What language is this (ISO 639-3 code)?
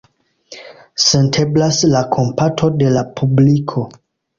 epo